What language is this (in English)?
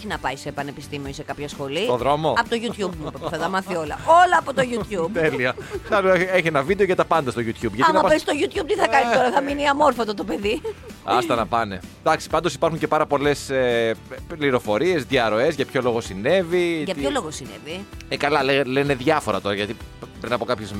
Greek